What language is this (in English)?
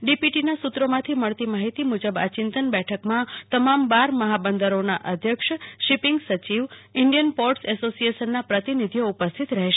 Gujarati